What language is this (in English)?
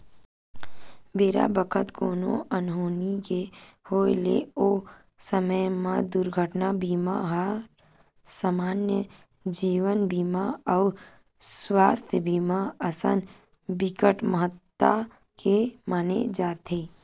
Chhattisgarhi